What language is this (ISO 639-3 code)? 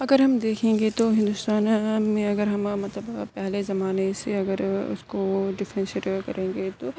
urd